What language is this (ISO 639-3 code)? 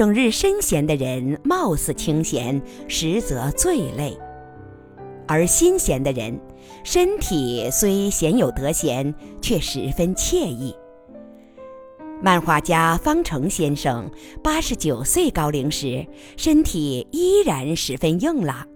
zho